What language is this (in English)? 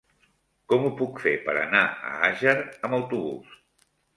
Catalan